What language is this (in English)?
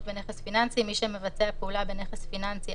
Hebrew